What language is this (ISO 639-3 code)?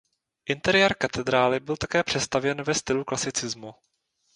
ces